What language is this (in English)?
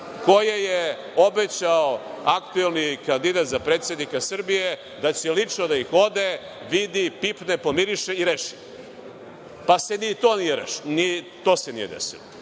Serbian